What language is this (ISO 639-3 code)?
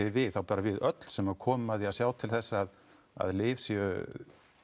isl